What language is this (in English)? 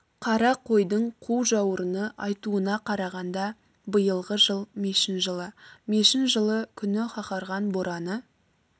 Kazakh